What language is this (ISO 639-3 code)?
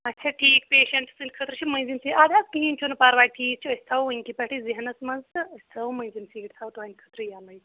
kas